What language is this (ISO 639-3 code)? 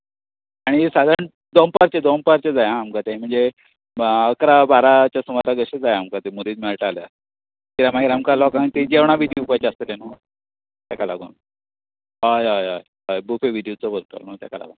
kok